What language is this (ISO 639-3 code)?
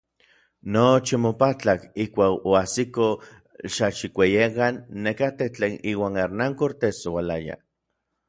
nlv